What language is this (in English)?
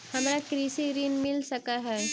Maithili